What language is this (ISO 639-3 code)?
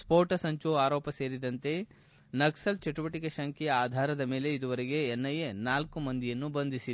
kan